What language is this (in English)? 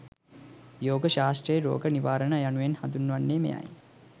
Sinhala